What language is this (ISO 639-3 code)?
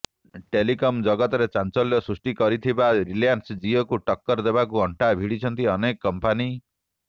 ori